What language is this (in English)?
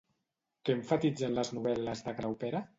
Catalan